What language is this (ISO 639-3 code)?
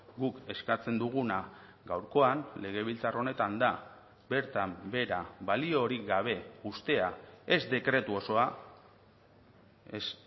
eus